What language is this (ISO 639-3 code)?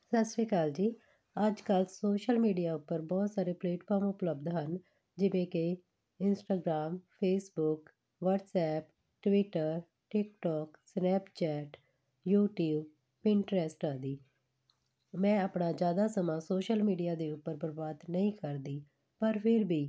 pan